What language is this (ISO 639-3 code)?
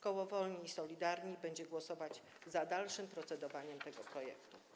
pol